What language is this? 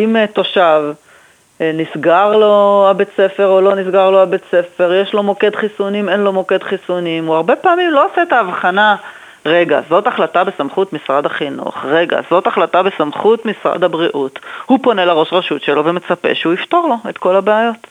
Hebrew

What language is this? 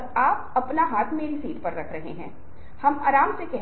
Hindi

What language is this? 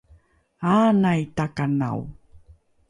Rukai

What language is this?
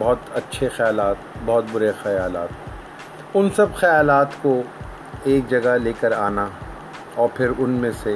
Urdu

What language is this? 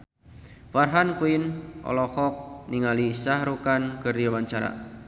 Sundanese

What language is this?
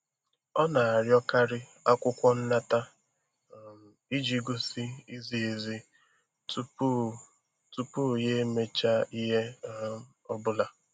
Igbo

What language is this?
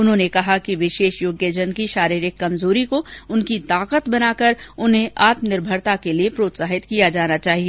Hindi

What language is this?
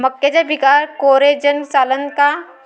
Marathi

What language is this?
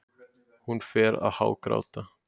Icelandic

